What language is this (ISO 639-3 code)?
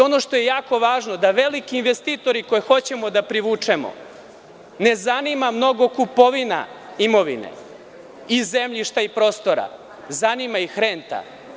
srp